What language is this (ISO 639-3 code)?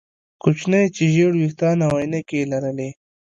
pus